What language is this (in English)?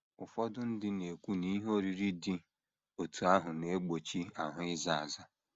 Igbo